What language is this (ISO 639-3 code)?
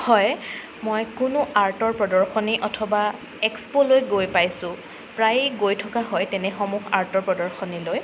asm